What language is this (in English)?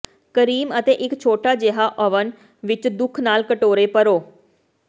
Punjabi